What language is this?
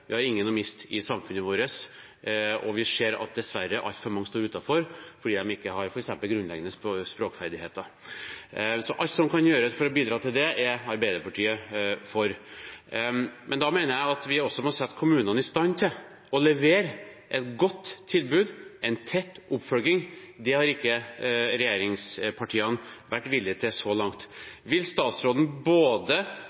Norwegian Bokmål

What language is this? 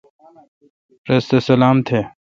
Kalkoti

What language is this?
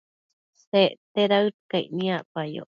Matsés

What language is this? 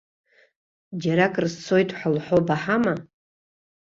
Abkhazian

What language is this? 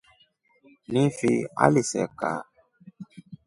Rombo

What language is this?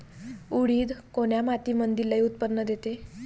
Marathi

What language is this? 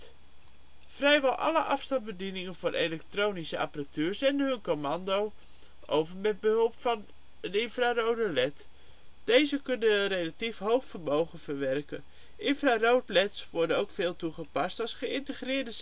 Dutch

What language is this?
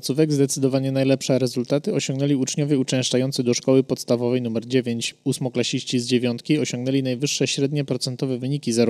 Polish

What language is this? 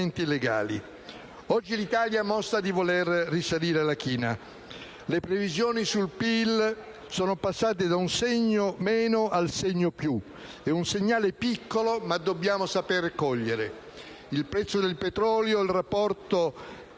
Italian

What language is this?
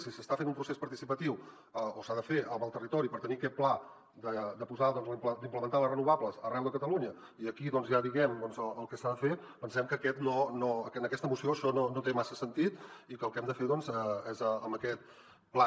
Catalan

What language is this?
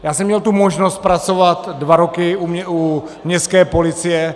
Czech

